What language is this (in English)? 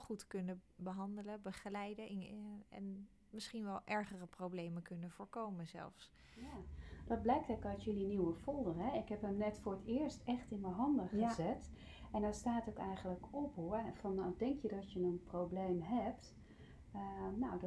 Dutch